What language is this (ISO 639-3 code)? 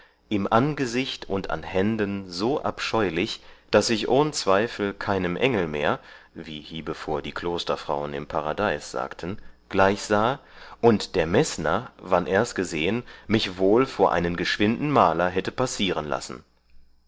deu